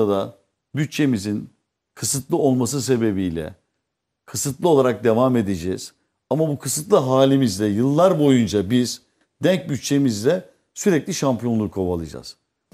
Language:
Turkish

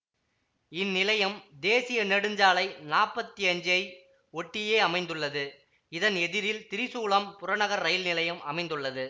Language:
Tamil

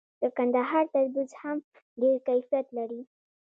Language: Pashto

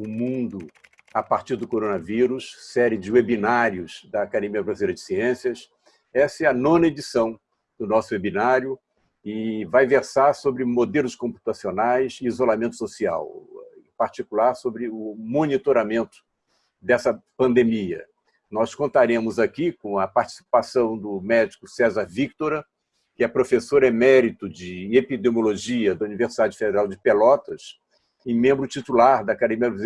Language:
Portuguese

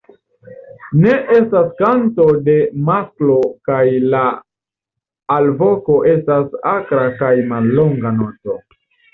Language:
Esperanto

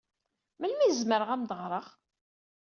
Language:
Kabyle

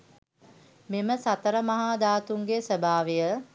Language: Sinhala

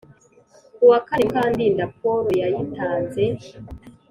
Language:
Kinyarwanda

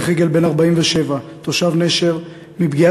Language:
Hebrew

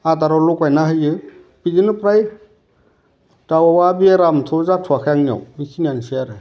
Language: Bodo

